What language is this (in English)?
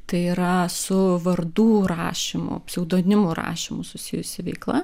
Lithuanian